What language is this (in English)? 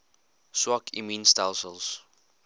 Afrikaans